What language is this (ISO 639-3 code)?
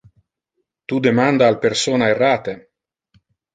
ina